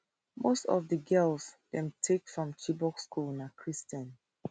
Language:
Nigerian Pidgin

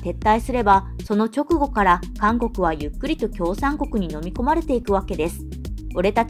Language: Japanese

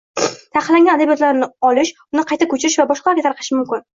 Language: Uzbek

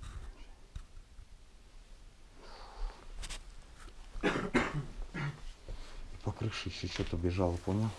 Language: Russian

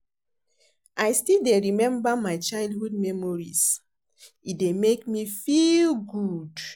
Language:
Nigerian Pidgin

